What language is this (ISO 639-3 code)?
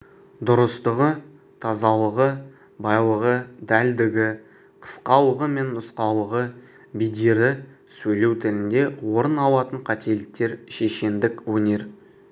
kaz